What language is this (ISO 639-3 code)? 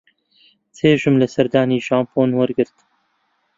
ckb